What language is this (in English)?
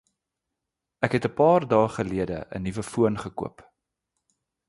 Afrikaans